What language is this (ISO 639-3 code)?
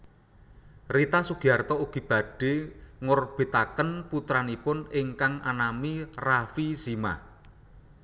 jav